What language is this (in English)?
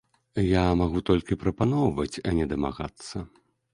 Belarusian